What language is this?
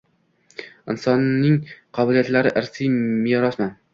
Uzbek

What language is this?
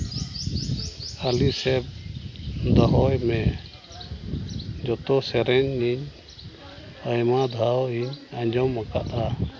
Santali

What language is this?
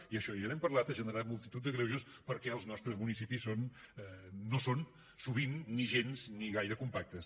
Catalan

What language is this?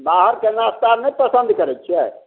Maithili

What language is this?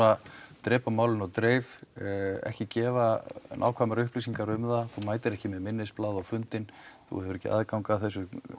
Icelandic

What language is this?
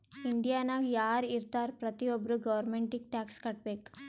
Kannada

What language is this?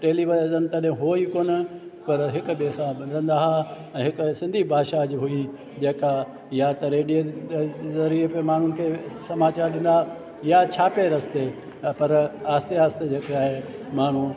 Sindhi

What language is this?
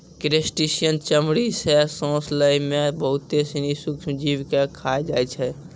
Maithili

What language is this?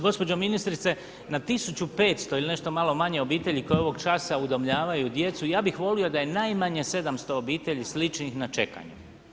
Croatian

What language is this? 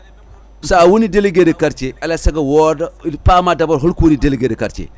Fula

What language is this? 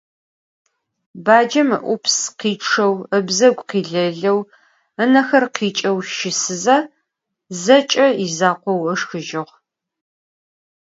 Adyghe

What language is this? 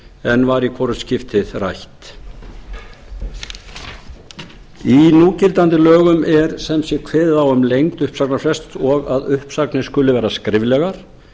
Icelandic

